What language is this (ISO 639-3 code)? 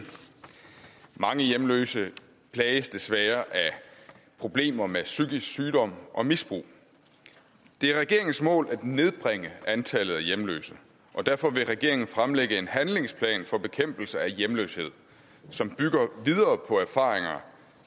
dan